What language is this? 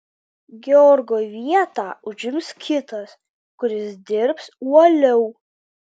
Lithuanian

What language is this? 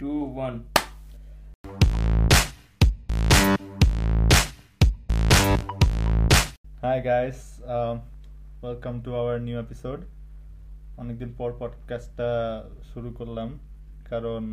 Bangla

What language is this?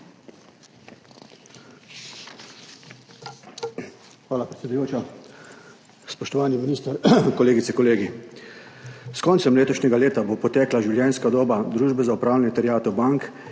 Slovenian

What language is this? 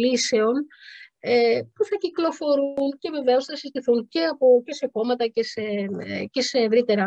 Greek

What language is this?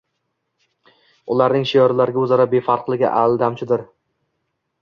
Uzbek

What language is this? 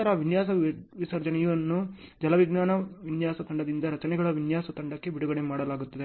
Kannada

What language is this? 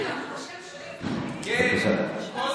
Hebrew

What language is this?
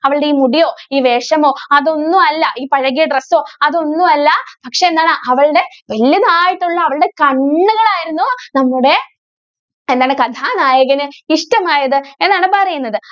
Malayalam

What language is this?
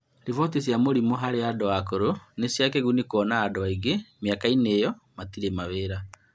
Kikuyu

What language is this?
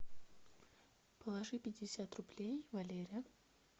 Russian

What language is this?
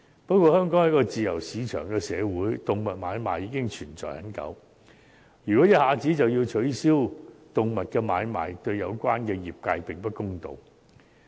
Cantonese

